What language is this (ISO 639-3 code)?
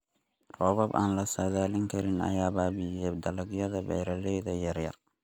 som